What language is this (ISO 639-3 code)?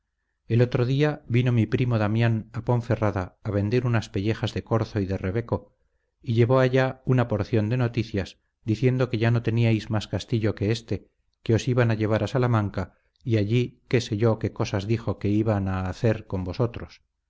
spa